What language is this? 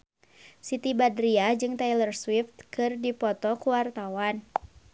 Sundanese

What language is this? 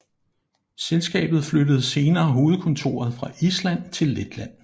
Danish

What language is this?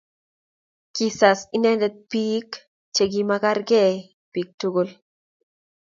Kalenjin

